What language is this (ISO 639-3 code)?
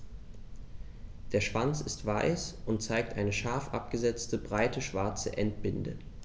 deu